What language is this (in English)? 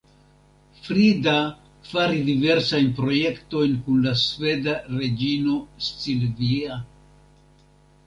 Esperanto